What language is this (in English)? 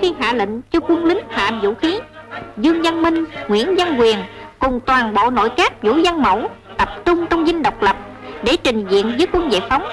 Vietnamese